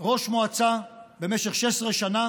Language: Hebrew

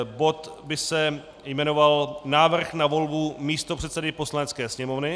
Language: Czech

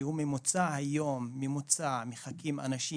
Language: Hebrew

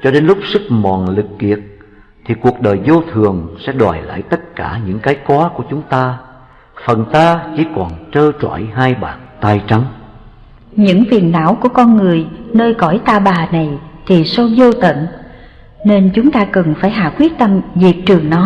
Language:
Vietnamese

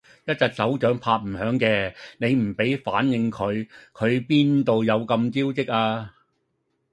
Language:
Cantonese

